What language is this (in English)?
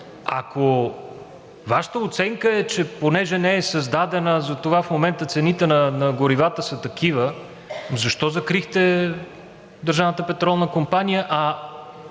Bulgarian